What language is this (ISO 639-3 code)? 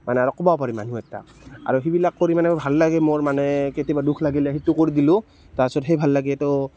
asm